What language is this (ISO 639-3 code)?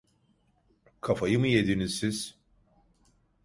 tur